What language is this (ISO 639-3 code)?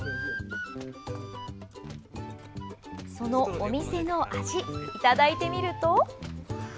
jpn